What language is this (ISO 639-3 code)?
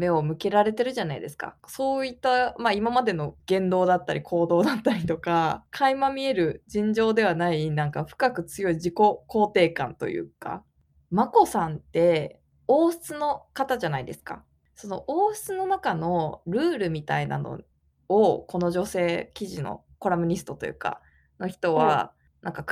jpn